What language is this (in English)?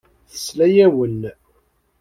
Kabyle